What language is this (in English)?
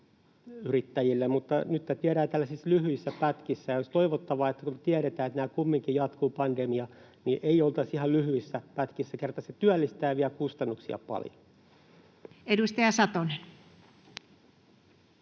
Finnish